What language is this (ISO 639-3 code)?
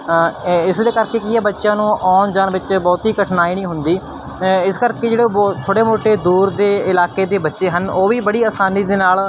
pan